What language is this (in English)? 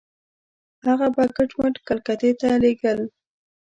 Pashto